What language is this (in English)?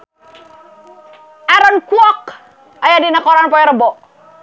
Sundanese